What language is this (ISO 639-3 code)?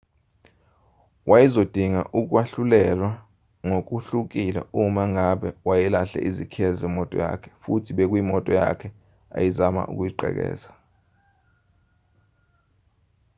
zul